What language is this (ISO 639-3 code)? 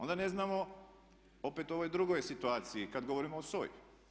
hrv